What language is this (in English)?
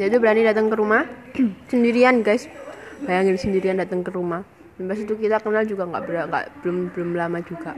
Indonesian